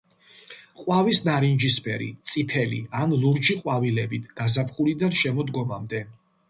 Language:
Georgian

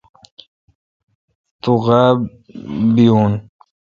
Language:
Kalkoti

